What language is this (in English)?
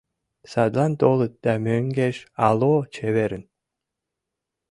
Mari